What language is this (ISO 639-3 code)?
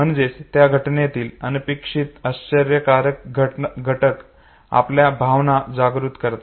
mar